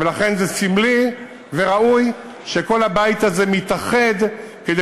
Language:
Hebrew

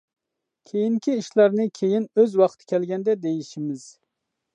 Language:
Uyghur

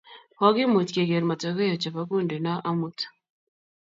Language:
Kalenjin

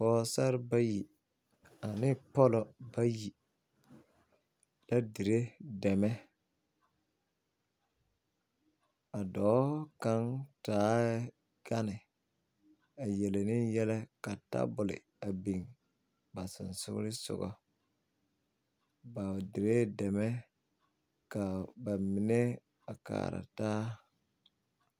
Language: Southern Dagaare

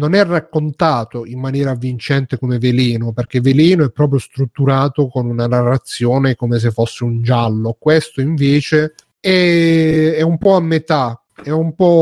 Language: Italian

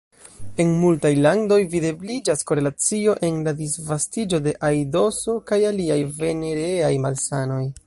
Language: Esperanto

